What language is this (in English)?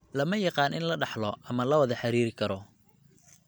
Somali